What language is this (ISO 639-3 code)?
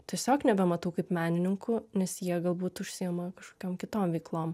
lit